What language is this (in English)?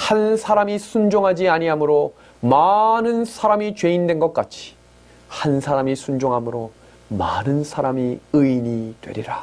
Korean